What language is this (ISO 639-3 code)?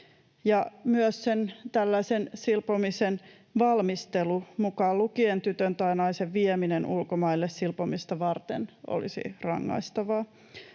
fin